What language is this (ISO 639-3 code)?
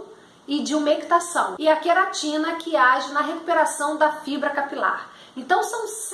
por